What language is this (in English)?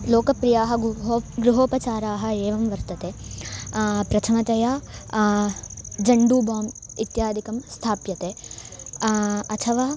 Sanskrit